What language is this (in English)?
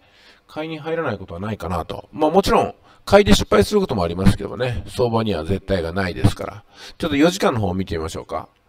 Japanese